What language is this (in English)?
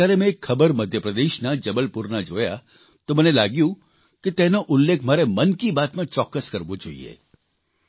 Gujarati